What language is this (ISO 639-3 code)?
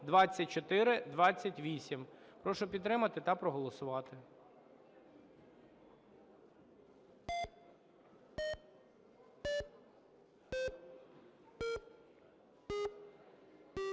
ukr